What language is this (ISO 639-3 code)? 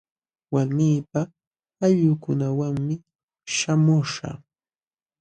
qxw